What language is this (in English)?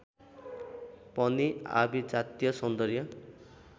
Nepali